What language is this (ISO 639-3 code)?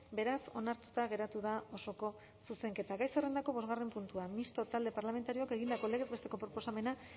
eus